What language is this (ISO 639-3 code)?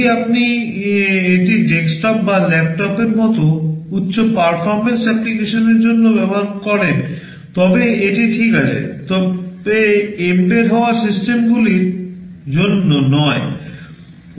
ben